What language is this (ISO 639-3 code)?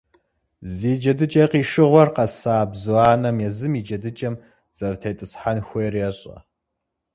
kbd